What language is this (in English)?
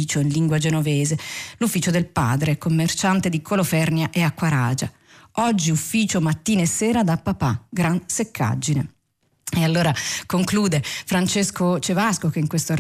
Italian